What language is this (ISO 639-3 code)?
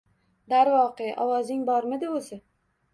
uzb